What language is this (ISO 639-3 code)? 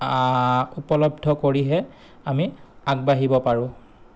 asm